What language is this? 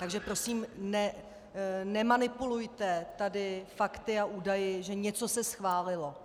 Czech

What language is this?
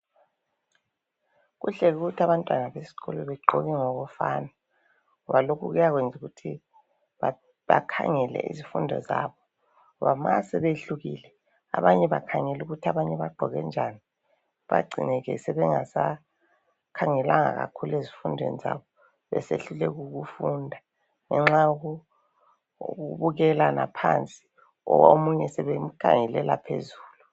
North Ndebele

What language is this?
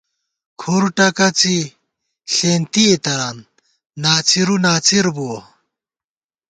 Gawar-Bati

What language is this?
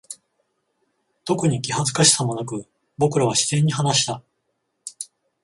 Japanese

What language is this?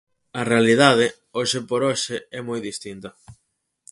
Galician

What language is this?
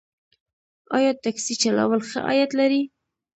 Pashto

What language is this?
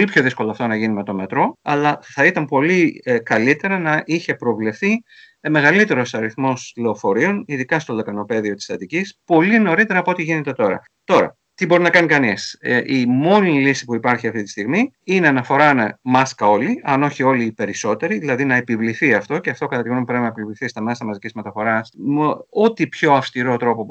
Greek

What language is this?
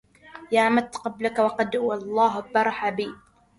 Arabic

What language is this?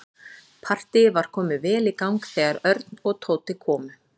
Icelandic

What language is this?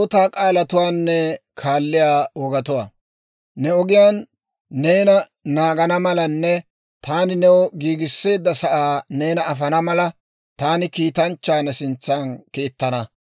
Dawro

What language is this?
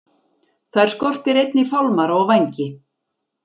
Icelandic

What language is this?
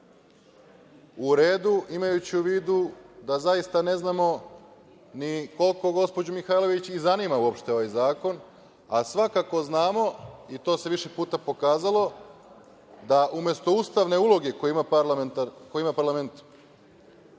Serbian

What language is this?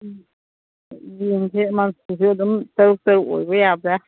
Manipuri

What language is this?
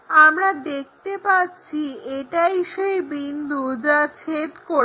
Bangla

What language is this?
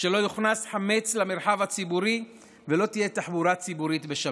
Hebrew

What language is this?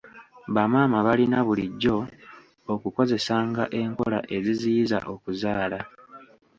Ganda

